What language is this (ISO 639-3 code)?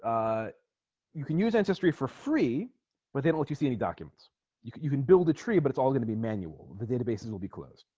eng